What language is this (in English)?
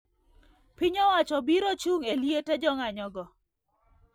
Luo (Kenya and Tanzania)